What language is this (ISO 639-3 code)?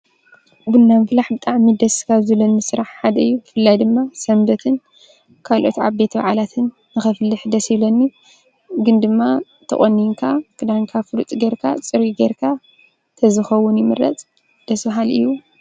tir